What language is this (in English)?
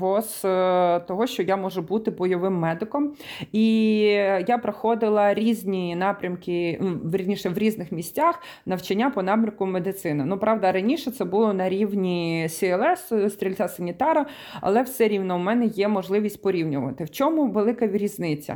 Ukrainian